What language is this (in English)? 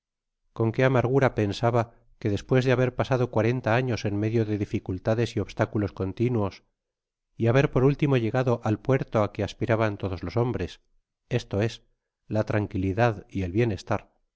Spanish